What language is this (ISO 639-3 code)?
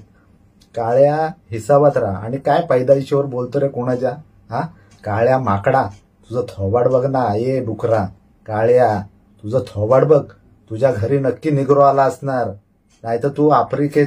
mar